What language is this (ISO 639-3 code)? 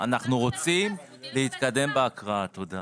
heb